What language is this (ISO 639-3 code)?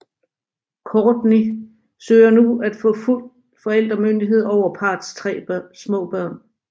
dan